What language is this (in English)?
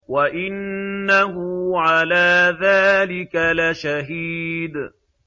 Arabic